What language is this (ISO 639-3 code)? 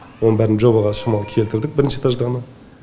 kaz